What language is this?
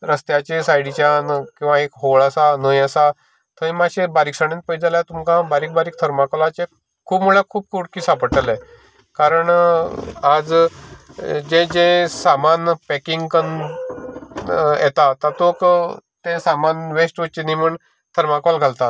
Konkani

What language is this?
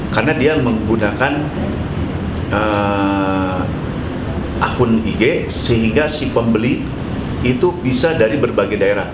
Indonesian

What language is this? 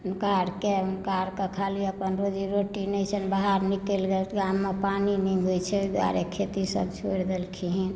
Maithili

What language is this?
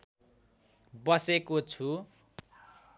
Nepali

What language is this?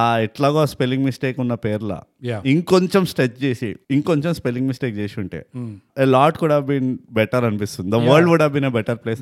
Telugu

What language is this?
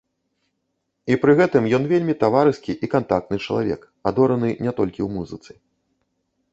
Belarusian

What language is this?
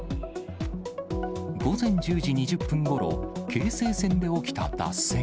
Japanese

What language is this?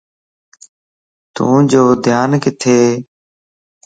Lasi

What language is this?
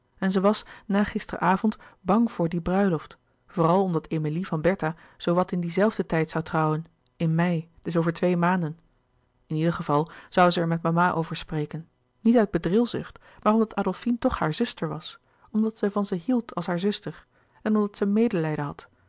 Dutch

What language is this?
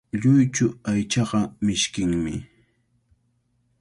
Cajatambo North Lima Quechua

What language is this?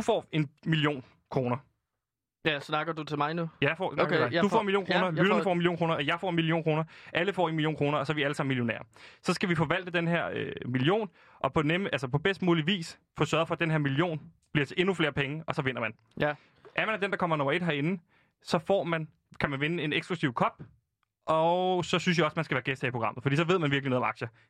Danish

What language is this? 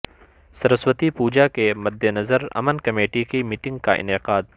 Urdu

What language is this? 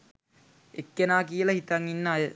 Sinhala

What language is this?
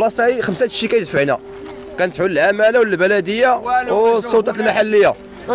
Arabic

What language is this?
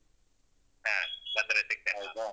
Kannada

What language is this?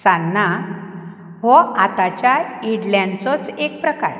Konkani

